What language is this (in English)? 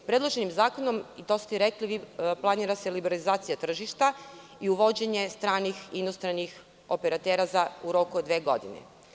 Serbian